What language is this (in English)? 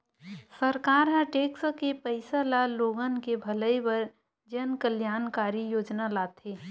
Chhattisgarhi